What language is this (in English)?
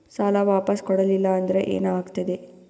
Kannada